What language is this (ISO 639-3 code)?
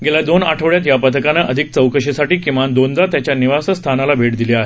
mar